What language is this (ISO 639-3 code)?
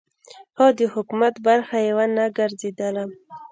pus